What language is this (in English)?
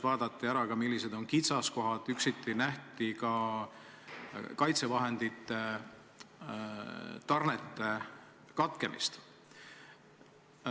Estonian